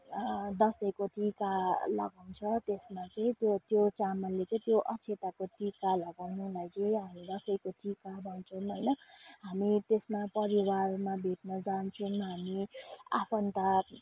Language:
Nepali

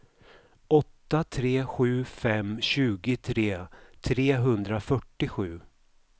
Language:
Swedish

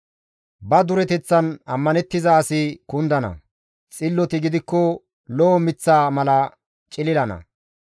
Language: Gamo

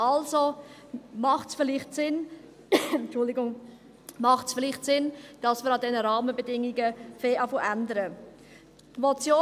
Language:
Swiss German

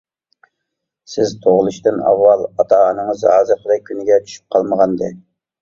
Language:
Uyghur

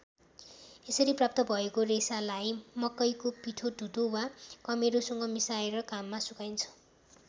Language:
Nepali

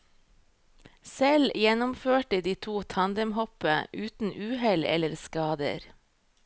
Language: Norwegian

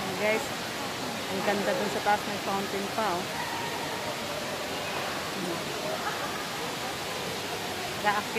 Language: Filipino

